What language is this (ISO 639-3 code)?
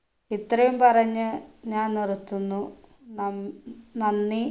mal